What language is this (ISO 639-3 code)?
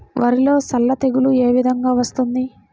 tel